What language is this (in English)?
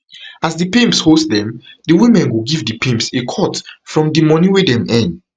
Nigerian Pidgin